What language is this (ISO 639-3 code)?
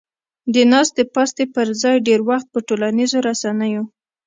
pus